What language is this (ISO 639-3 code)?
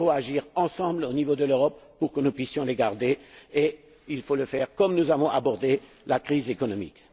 fra